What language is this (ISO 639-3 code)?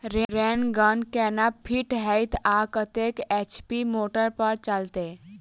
mai